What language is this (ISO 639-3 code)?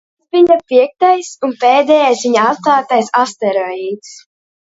lav